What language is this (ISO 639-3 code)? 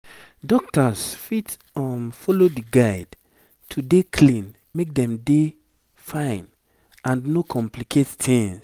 pcm